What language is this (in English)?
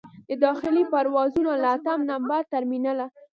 Pashto